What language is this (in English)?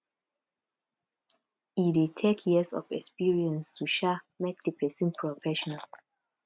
Nigerian Pidgin